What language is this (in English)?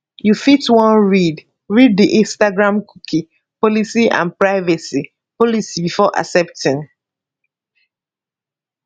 Nigerian Pidgin